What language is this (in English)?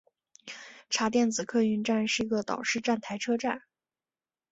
Chinese